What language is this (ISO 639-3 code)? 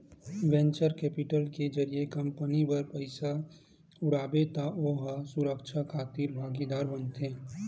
hne